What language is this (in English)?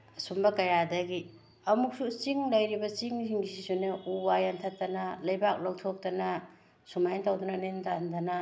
Manipuri